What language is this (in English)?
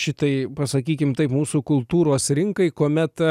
Lithuanian